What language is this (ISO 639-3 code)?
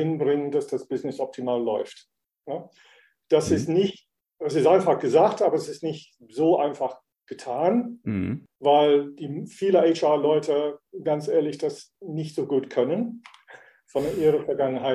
deu